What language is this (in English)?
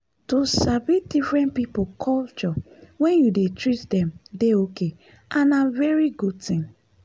Nigerian Pidgin